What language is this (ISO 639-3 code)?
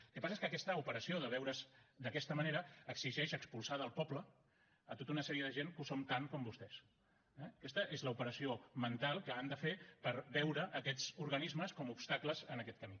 cat